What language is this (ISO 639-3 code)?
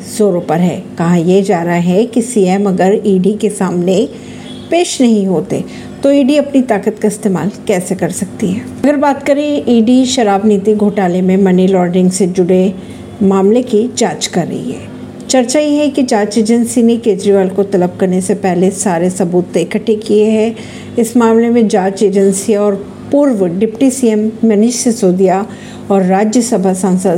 hin